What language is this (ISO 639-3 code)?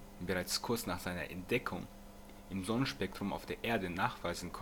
deu